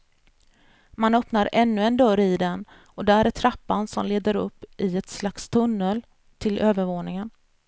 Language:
Swedish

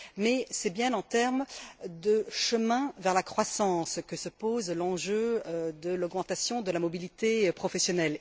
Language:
French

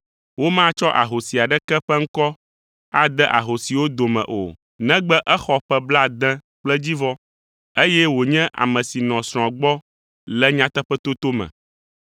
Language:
Ewe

